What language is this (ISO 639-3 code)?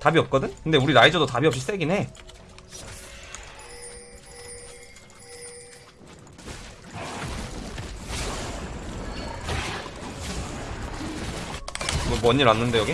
kor